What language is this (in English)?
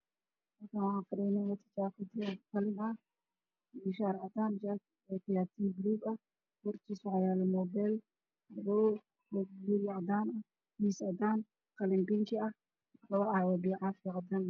Somali